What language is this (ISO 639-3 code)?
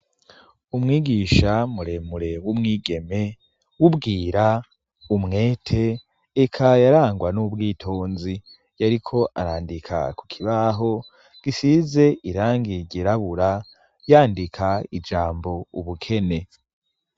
run